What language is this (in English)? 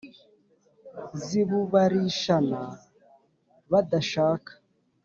Kinyarwanda